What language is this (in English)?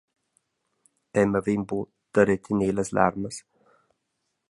Romansh